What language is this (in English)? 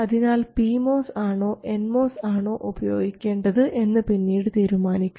Malayalam